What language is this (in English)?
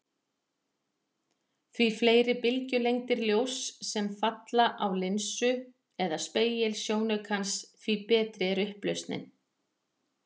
Icelandic